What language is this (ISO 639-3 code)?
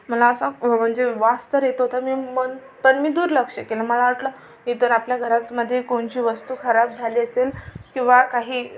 mar